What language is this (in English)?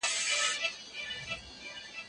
Pashto